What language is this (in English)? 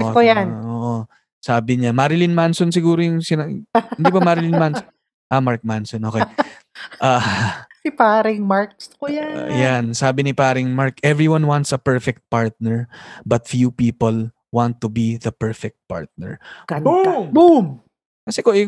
Filipino